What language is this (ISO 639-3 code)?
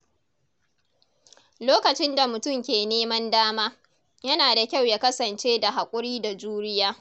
hau